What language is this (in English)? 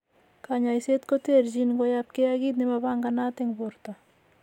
Kalenjin